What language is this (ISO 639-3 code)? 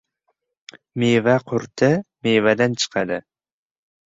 uzb